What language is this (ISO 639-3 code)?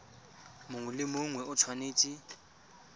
tsn